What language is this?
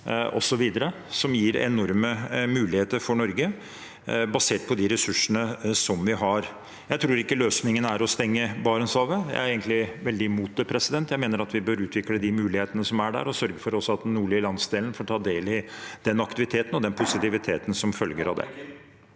Norwegian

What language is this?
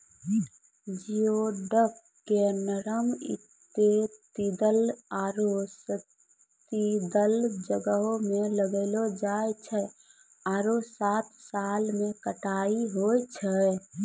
Maithili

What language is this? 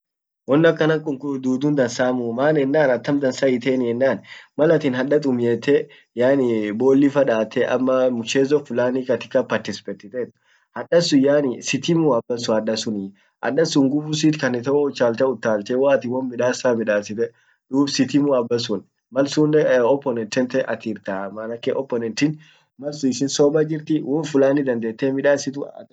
Orma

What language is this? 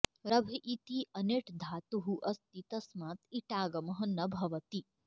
Sanskrit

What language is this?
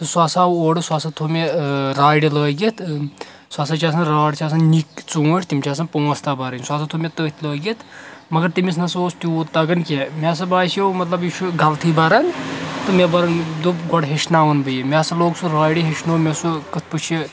Kashmiri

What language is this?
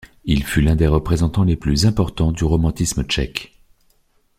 French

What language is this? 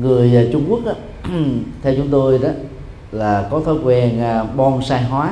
Vietnamese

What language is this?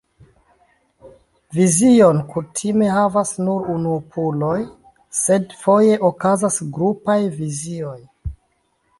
Esperanto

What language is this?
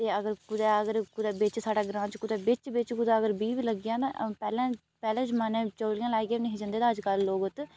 Dogri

